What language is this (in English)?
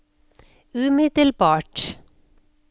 Norwegian